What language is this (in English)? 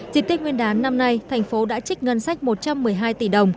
Vietnamese